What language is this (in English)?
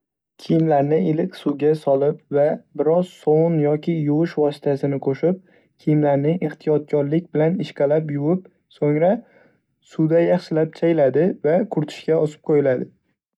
Uzbek